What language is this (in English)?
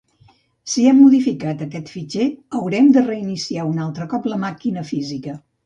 Catalan